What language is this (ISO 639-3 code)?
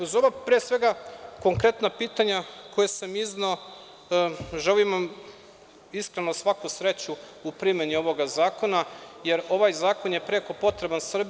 srp